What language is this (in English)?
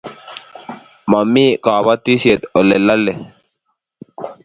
Kalenjin